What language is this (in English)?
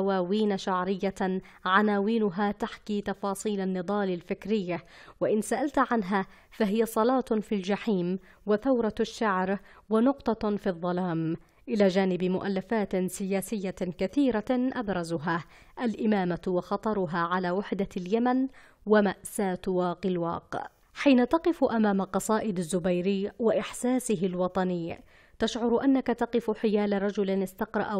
Arabic